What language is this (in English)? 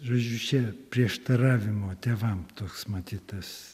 Lithuanian